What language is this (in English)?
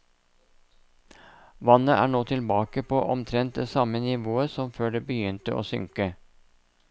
Norwegian